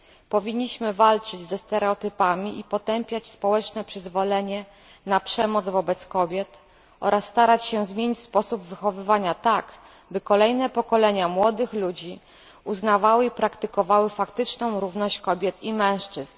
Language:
Polish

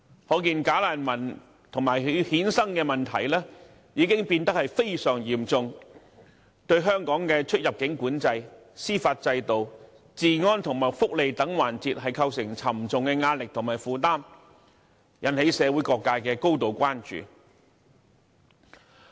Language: Cantonese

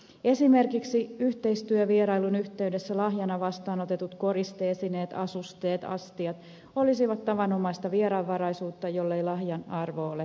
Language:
Finnish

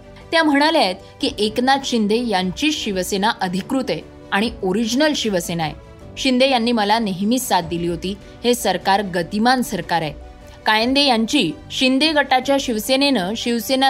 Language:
Marathi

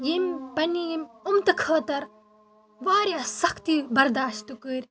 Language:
Kashmiri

